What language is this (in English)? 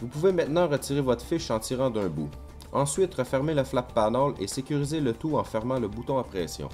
French